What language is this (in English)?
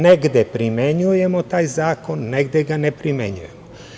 Serbian